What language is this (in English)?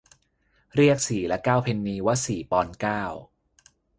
Thai